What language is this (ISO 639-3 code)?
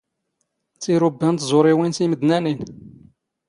zgh